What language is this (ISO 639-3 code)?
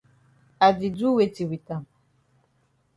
wes